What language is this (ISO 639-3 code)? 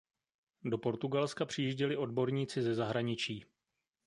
ces